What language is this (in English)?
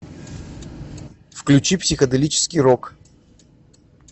Russian